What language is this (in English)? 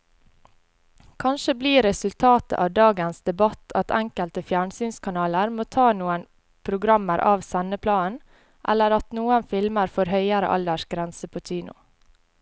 Norwegian